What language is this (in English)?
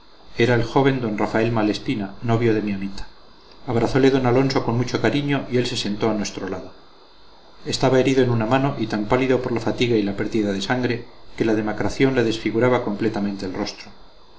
Spanish